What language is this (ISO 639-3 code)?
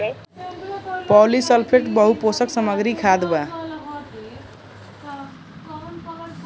bho